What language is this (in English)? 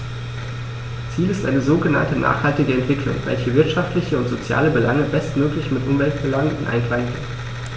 German